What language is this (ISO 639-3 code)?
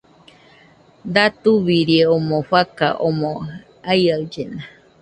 hux